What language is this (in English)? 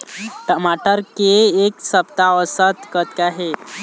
Chhattisgarhi